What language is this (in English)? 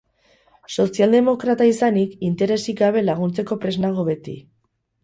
Basque